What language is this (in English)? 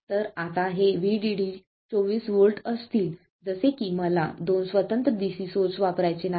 Marathi